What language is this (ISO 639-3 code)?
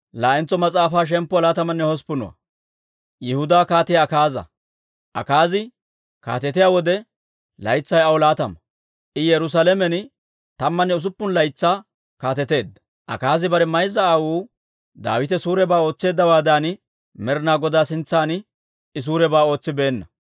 dwr